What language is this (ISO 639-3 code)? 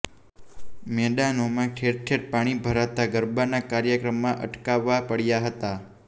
guj